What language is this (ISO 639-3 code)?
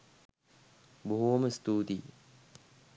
sin